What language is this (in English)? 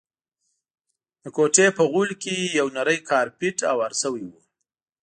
Pashto